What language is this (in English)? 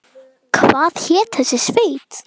Icelandic